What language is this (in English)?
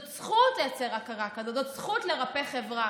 Hebrew